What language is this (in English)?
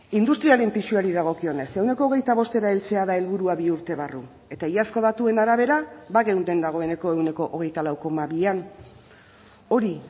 Basque